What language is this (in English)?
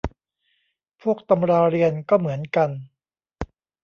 Thai